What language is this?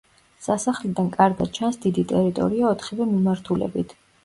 Georgian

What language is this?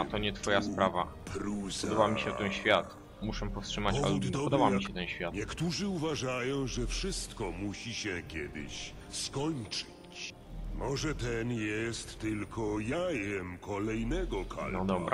Polish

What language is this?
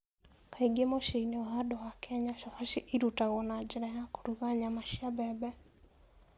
Kikuyu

